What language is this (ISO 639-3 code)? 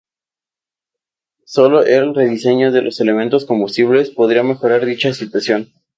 spa